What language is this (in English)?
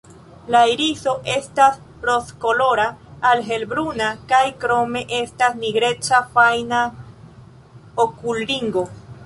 Esperanto